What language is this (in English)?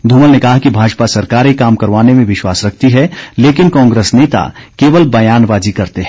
Hindi